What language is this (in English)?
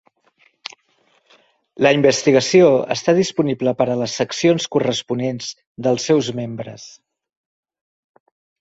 Catalan